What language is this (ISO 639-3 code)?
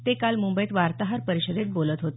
mar